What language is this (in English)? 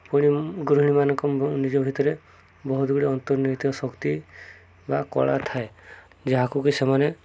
Odia